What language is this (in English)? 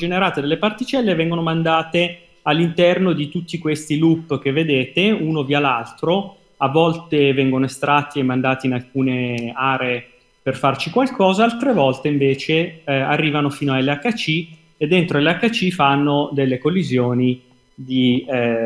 Italian